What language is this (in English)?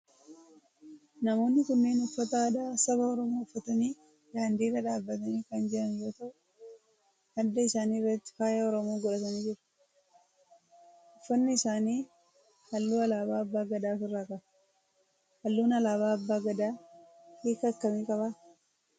Oromo